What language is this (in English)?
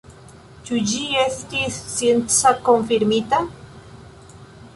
Esperanto